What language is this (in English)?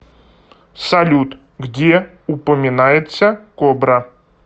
Russian